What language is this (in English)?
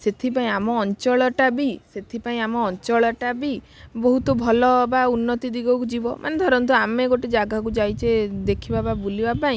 Odia